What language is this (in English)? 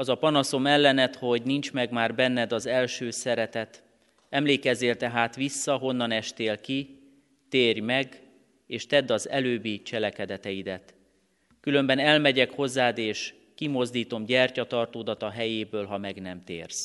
Hungarian